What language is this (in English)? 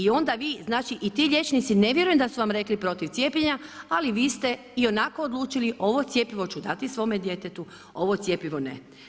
Croatian